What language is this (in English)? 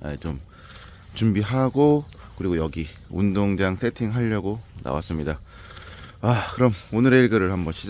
Korean